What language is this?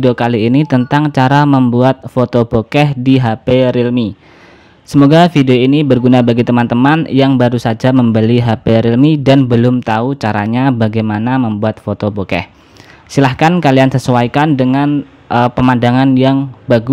Indonesian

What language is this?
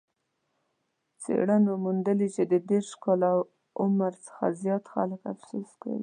Pashto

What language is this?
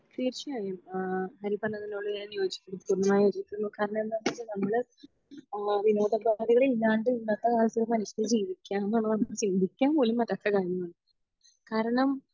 Malayalam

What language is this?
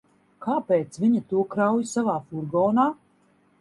Latvian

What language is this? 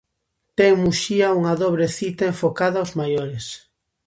Galician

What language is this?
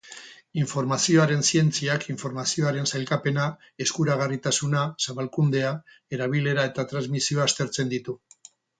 Basque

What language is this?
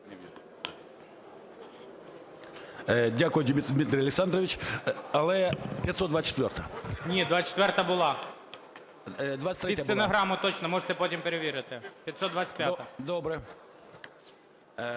Ukrainian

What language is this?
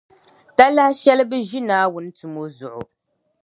Dagbani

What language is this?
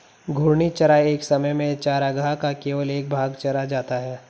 Hindi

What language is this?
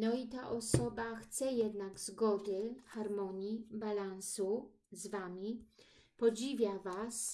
Polish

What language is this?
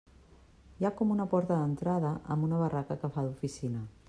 Catalan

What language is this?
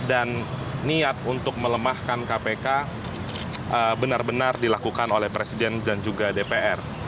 Indonesian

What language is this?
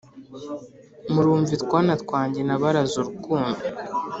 Kinyarwanda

